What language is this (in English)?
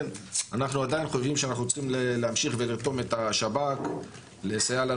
Hebrew